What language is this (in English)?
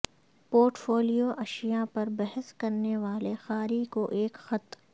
Urdu